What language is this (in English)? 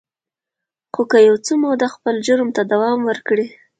Pashto